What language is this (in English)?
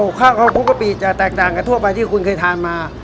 Thai